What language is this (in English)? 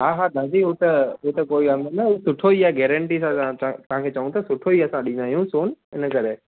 Sindhi